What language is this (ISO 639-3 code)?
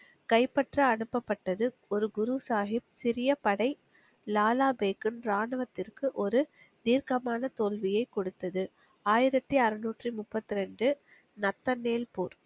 tam